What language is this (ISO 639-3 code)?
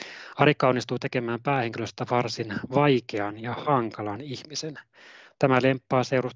fin